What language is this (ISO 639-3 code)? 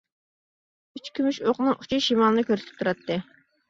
uig